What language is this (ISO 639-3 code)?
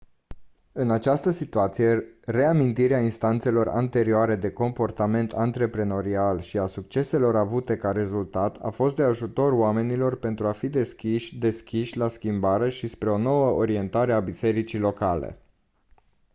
ron